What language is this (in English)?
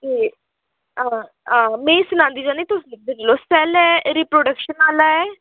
Dogri